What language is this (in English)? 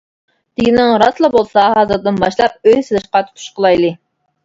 Uyghur